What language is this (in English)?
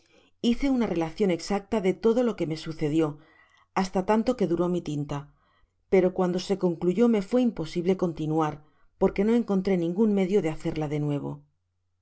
Spanish